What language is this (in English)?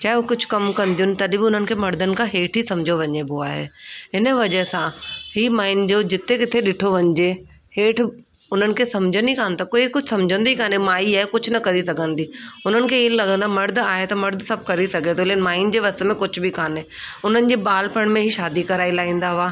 Sindhi